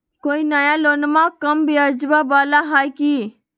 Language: Magahi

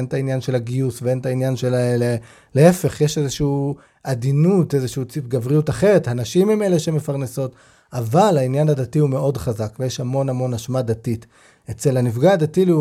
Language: Hebrew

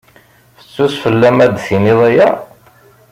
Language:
Kabyle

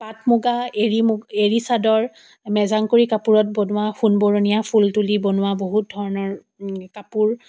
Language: Assamese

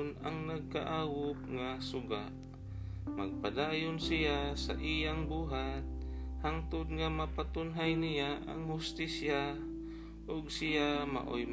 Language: Filipino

